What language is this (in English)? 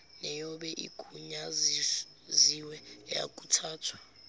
Zulu